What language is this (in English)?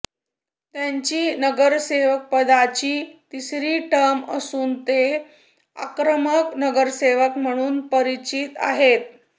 Marathi